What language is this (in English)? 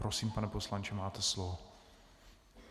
Czech